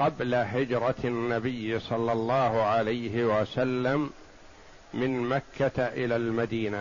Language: Arabic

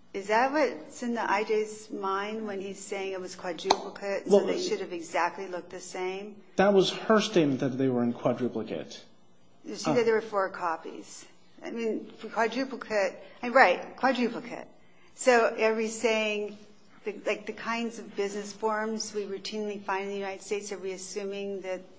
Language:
English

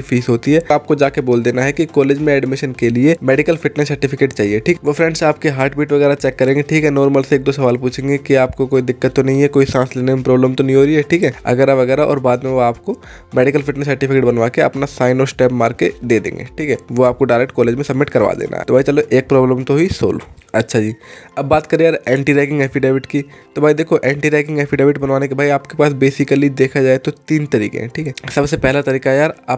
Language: Hindi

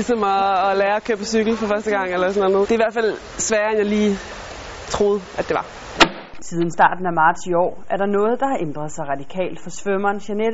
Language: Danish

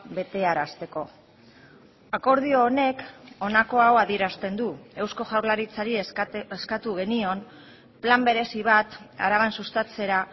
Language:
Basque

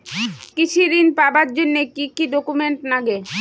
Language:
Bangla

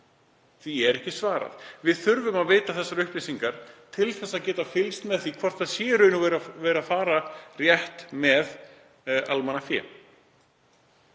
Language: Icelandic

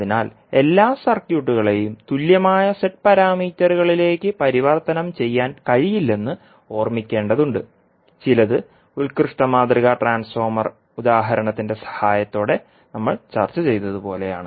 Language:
Malayalam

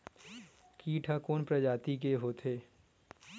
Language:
Chhattisgarhi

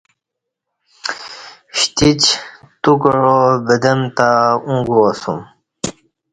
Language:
Kati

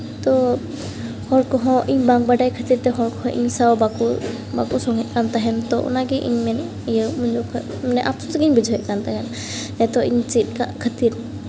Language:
Santali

